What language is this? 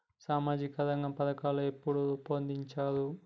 Telugu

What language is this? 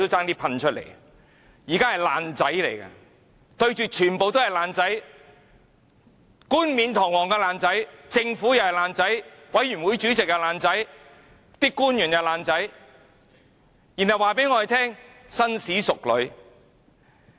Cantonese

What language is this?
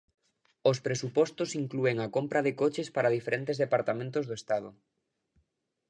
Galician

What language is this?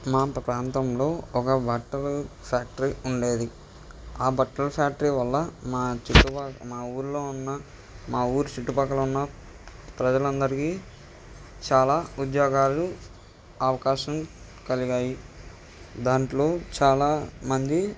Telugu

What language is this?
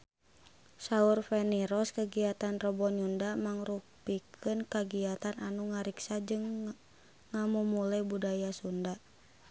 Sundanese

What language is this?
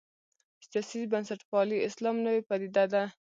Pashto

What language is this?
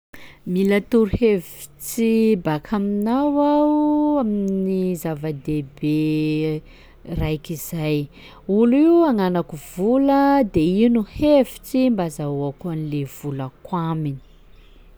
Sakalava Malagasy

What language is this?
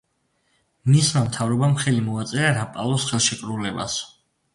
Georgian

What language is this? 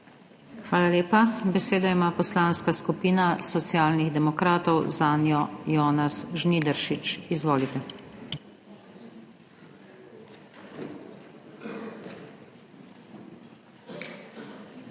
Slovenian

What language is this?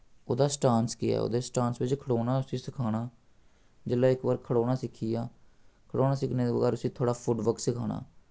Dogri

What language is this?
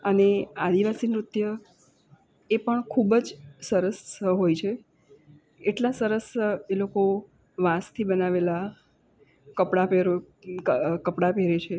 Gujarati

